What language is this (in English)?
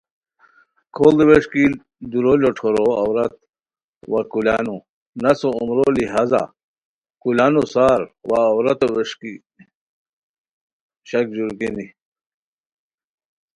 Khowar